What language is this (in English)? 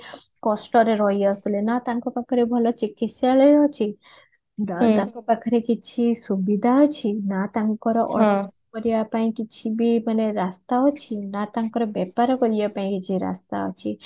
Odia